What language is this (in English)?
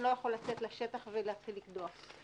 Hebrew